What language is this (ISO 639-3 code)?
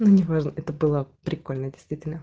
rus